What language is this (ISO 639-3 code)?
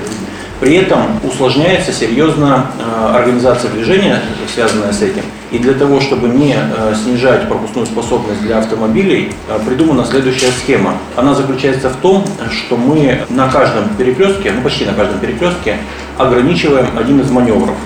rus